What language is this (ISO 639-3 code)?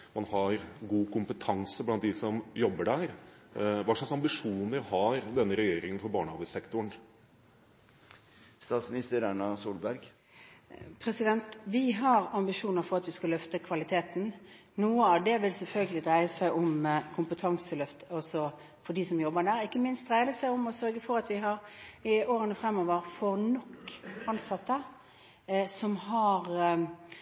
nob